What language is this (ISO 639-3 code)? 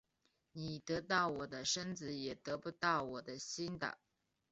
zho